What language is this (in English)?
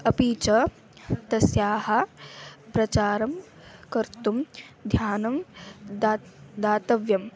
Sanskrit